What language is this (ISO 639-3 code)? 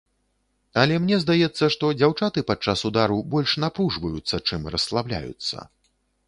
bel